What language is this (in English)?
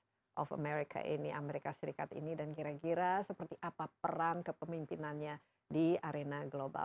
Indonesian